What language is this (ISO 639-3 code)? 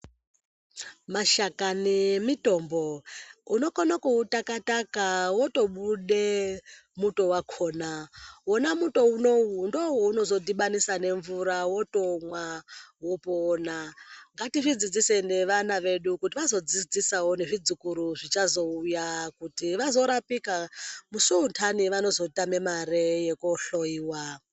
ndc